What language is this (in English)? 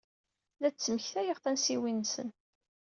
Kabyle